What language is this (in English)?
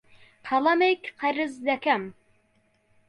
Central Kurdish